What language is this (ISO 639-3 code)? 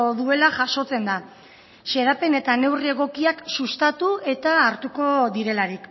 eus